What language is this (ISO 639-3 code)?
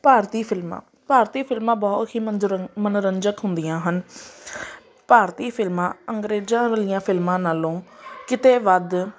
pan